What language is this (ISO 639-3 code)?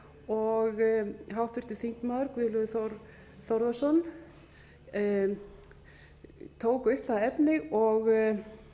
isl